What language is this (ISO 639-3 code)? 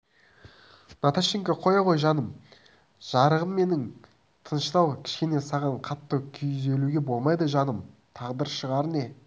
kaz